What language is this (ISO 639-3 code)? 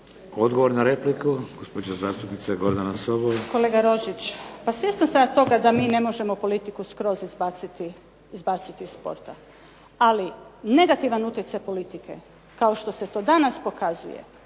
hrv